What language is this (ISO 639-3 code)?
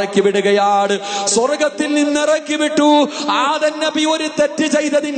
ara